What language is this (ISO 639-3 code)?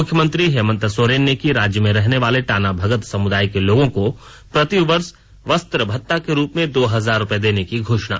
hin